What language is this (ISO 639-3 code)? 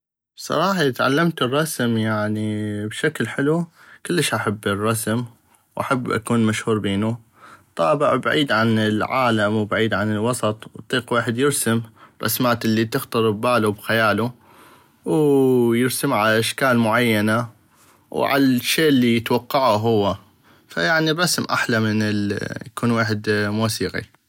ayp